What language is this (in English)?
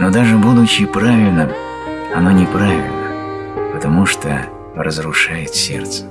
Russian